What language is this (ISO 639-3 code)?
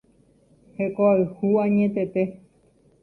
grn